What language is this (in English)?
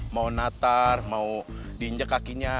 Indonesian